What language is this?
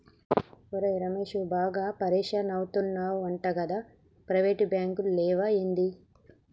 Telugu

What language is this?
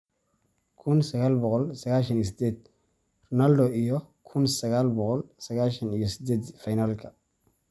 Somali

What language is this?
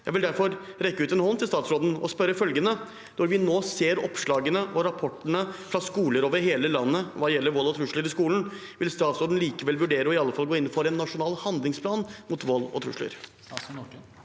Norwegian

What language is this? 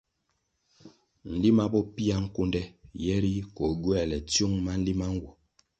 Kwasio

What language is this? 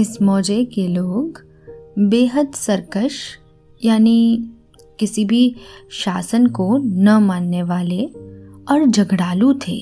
Hindi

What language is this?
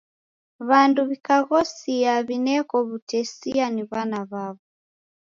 Taita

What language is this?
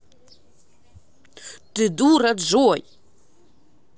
Russian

